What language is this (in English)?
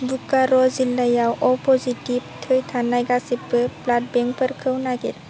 Bodo